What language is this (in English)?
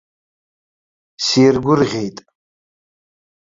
Abkhazian